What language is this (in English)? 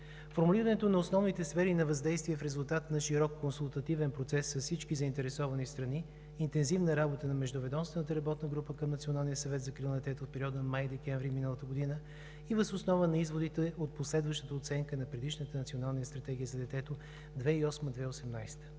Bulgarian